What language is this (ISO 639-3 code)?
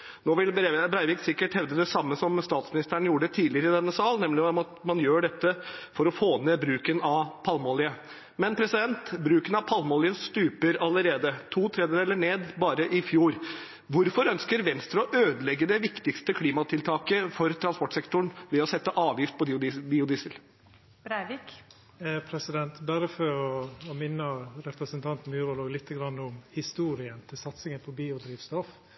nor